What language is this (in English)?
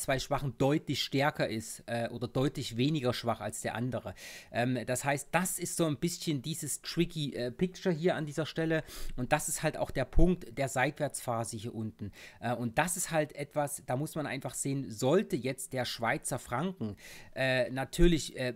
German